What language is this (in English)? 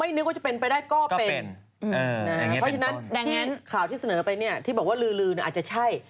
Thai